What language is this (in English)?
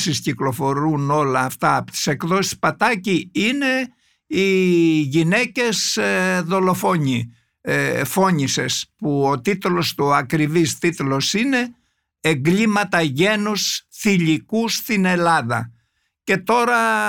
Greek